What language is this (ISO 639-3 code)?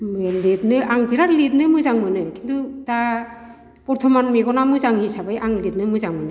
brx